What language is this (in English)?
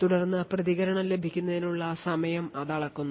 Malayalam